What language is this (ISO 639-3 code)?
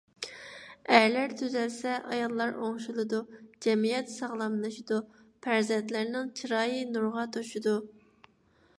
uig